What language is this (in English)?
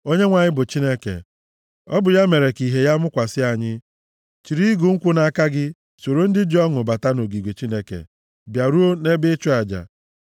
Igbo